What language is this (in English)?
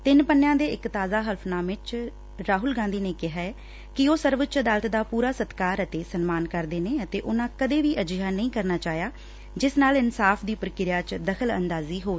Punjabi